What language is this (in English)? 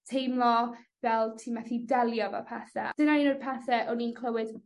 Welsh